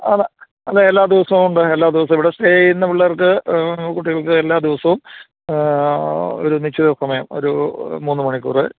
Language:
Malayalam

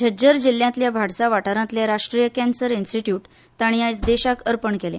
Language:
Konkani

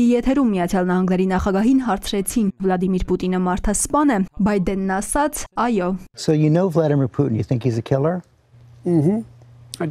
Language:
Turkish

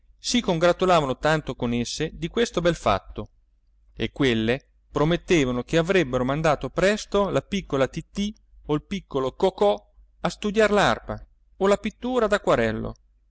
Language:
Italian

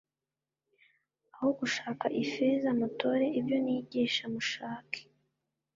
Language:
Kinyarwanda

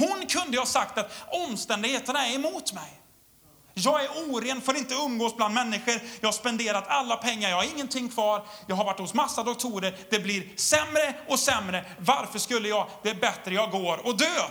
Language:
Swedish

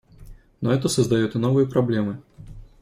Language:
Russian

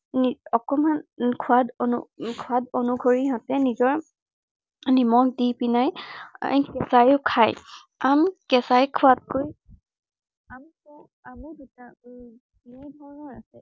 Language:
Assamese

